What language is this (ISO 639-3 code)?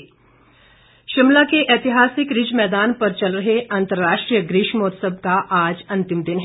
hin